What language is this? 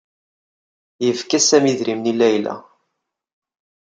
Kabyle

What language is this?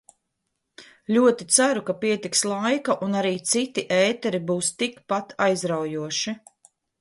Latvian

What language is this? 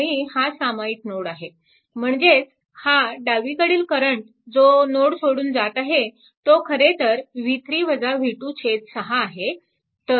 Marathi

